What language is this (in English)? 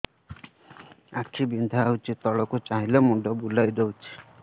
Odia